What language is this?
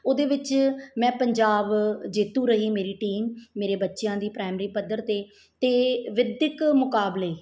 Punjabi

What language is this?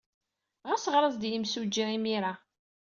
Kabyle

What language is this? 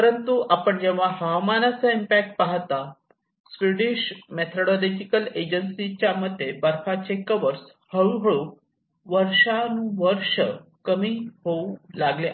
Marathi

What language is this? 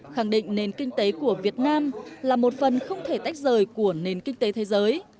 Vietnamese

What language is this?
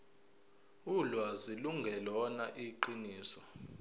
Zulu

